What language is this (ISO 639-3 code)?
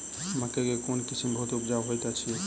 mai